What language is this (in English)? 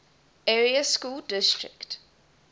English